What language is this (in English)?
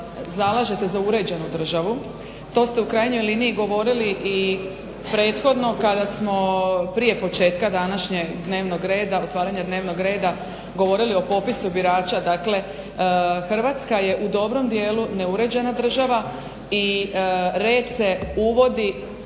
Croatian